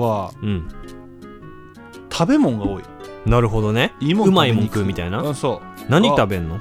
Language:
Japanese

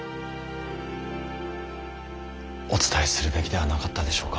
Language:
Japanese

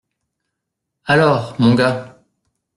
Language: French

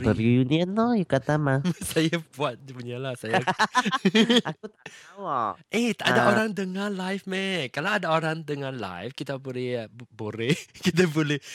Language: Malay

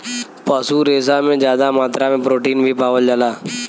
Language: Bhojpuri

